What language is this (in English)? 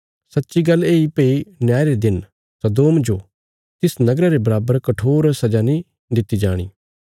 Bilaspuri